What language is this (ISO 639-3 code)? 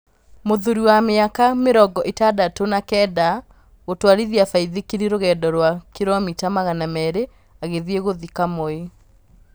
kik